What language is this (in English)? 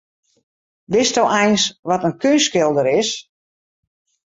Western Frisian